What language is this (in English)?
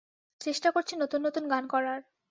Bangla